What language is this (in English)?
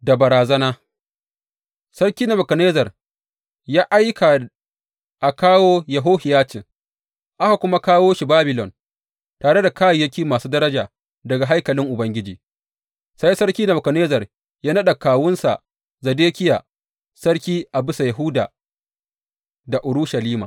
Hausa